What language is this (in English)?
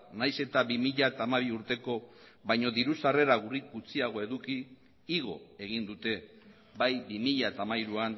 Basque